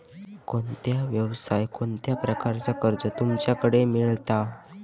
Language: Marathi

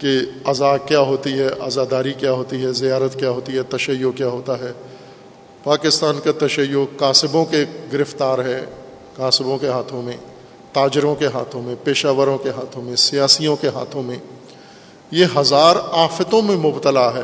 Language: Urdu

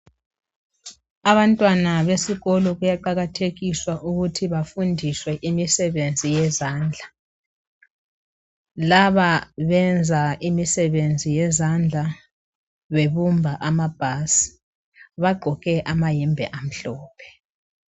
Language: North Ndebele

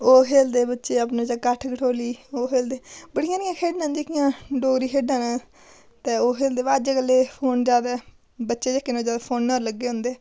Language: Dogri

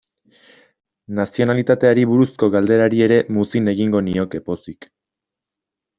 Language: Basque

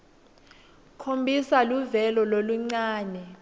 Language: Swati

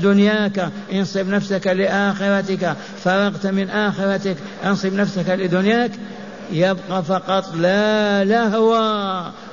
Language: Arabic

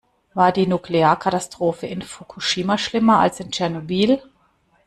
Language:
German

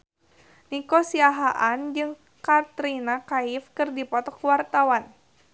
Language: Sundanese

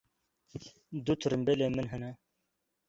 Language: Kurdish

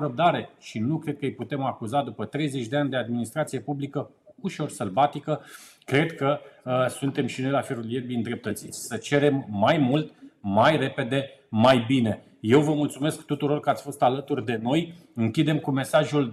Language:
Romanian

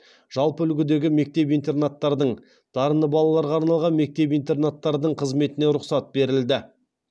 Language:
Kazakh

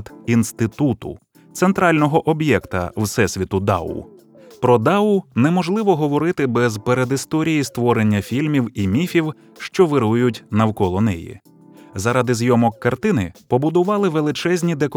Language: Ukrainian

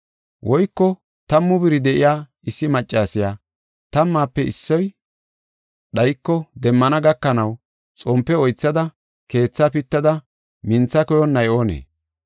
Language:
Gofa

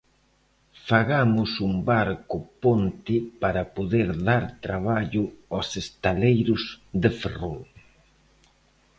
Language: Galician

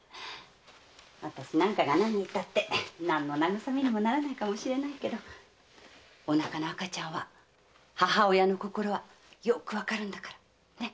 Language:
Japanese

